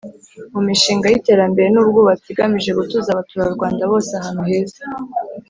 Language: Kinyarwanda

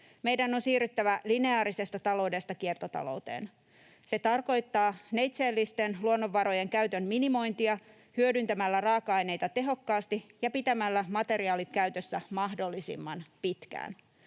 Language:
Finnish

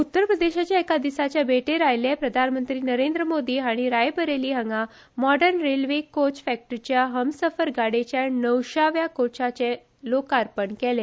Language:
Konkani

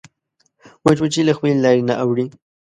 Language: Pashto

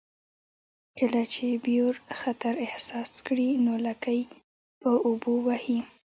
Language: Pashto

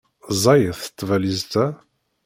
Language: Kabyle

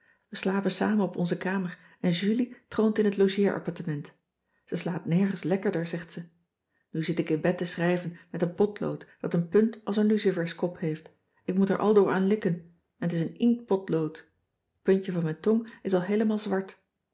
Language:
Dutch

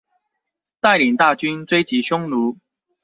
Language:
Chinese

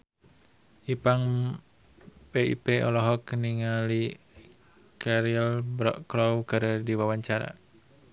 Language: Sundanese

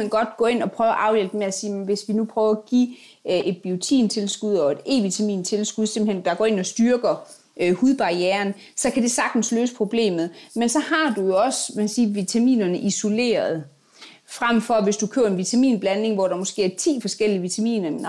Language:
Danish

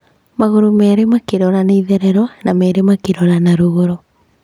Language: Kikuyu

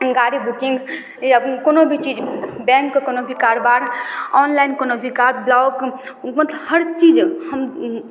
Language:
Maithili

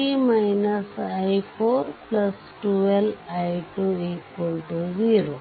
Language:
Kannada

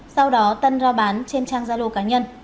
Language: Vietnamese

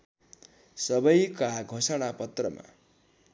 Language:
Nepali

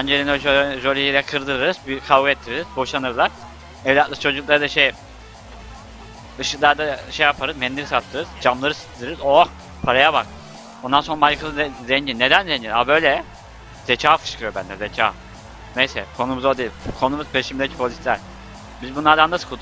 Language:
Turkish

